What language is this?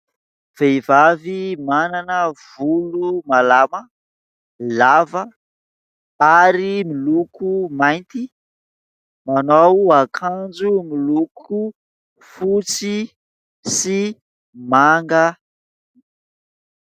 Malagasy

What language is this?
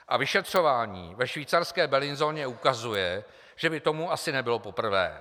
Czech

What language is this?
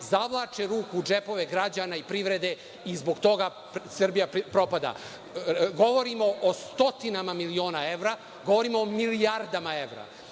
Serbian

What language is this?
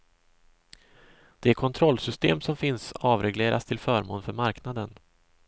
Swedish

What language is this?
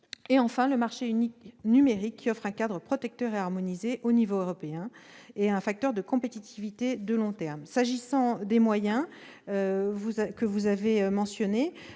French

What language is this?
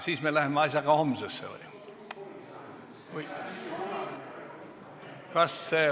Estonian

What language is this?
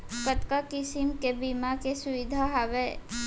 Chhattisgarhi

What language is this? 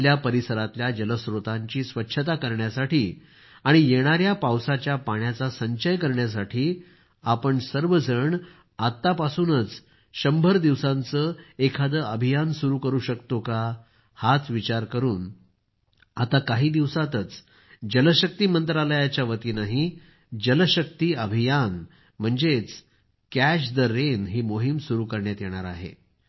Marathi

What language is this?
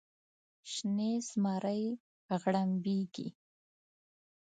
Pashto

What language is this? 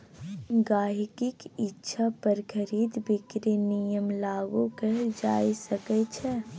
Maithili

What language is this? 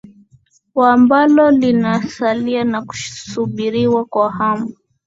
Swahili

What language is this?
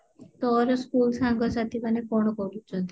Odia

